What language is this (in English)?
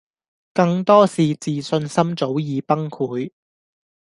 Cantonese